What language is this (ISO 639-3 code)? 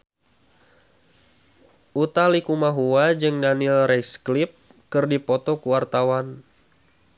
sun